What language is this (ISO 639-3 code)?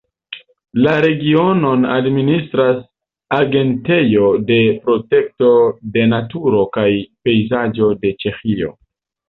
epo